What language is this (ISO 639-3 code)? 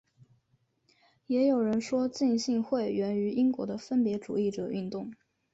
zho